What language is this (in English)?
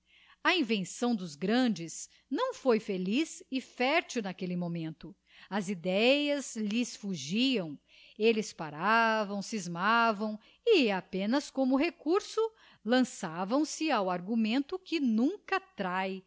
Portuguese